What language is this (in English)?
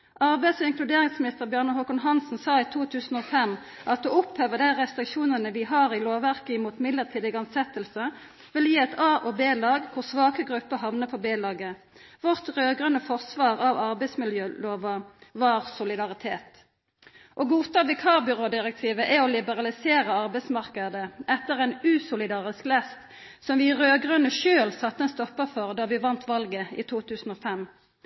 Norwegian Nynorsk